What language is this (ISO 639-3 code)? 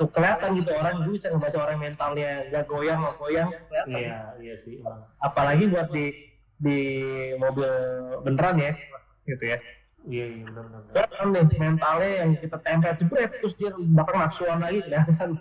ind